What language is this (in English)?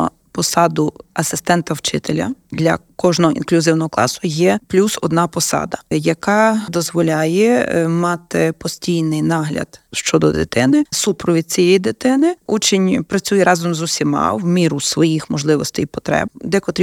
Ukrainian